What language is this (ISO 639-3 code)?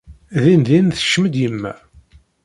kab